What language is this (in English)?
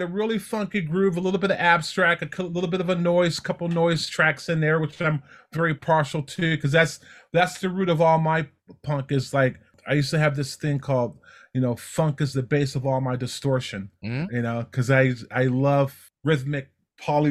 English